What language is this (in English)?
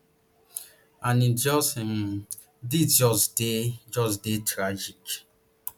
Nigerian Pidgin